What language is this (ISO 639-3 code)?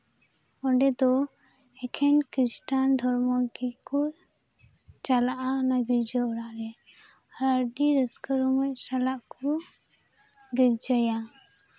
sat